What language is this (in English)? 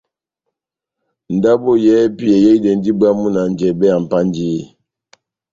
Batanga